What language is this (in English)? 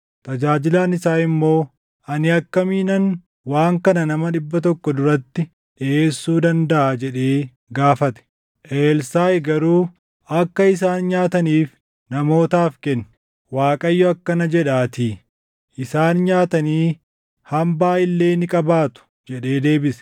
Oromo